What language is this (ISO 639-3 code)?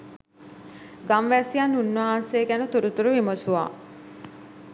sin